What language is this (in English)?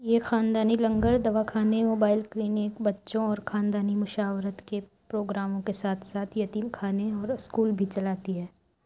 Urdu